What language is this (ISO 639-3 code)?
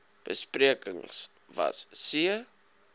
afr